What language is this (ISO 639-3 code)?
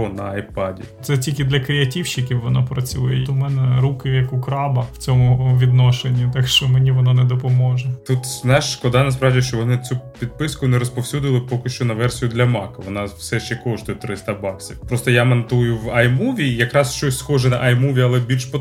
ukr